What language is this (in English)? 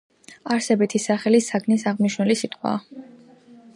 Georgian